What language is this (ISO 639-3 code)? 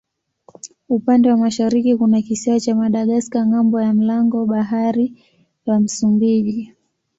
swa